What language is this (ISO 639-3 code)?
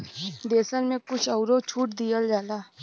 bho